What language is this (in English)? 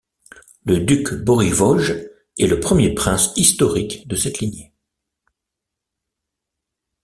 French